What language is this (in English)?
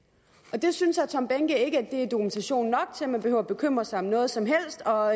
Danish